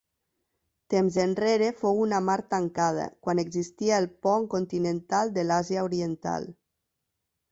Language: Catalan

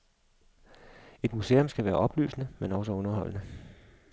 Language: Danish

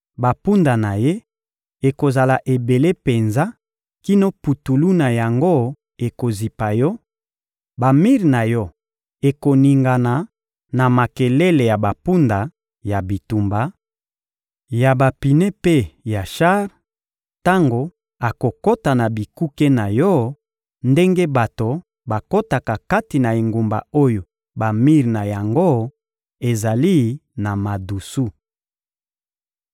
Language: Lingala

